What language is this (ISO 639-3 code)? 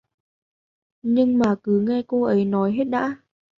vie